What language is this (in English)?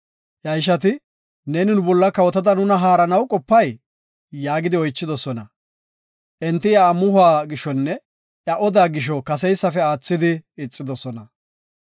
Gofa